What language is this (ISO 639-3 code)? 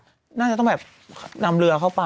tha